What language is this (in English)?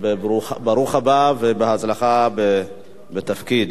Hebrew